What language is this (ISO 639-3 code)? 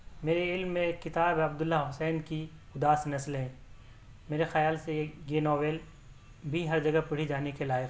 urd